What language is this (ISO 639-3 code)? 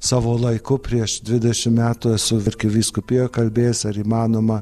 lit